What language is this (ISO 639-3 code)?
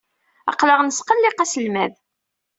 kab